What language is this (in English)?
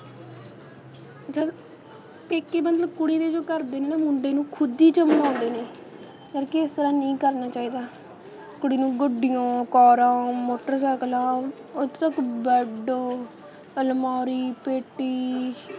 Punjabi